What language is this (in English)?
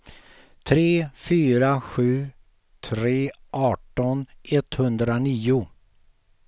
Swedish